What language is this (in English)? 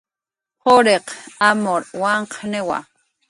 Jaqaru